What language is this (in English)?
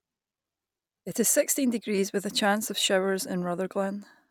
English